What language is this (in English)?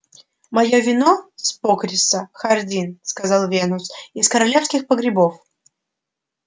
Russian